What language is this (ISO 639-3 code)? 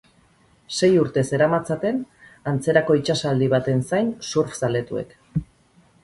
eus